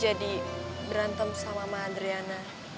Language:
Indonesian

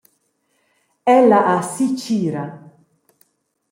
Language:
Romansh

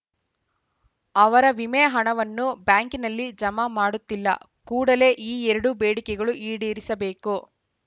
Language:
Kannada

